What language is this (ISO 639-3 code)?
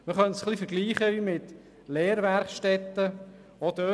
gsw